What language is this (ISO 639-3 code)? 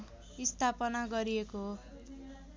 nep